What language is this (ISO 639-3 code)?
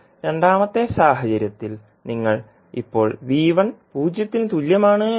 mal